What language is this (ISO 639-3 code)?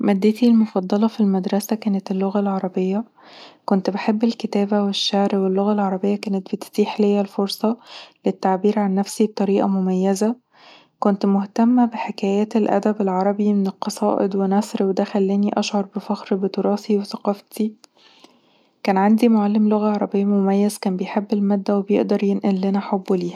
arz